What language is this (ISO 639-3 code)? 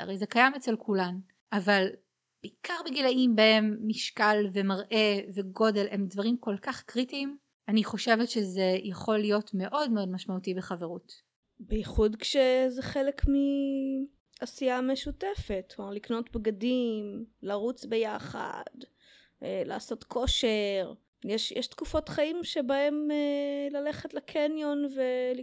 heb